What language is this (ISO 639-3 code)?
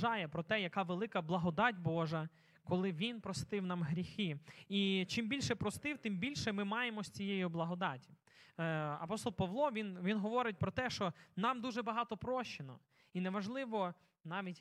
ukr